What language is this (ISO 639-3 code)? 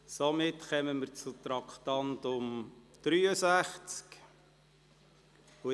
gsw